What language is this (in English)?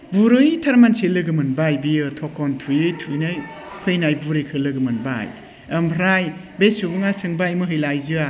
Bodo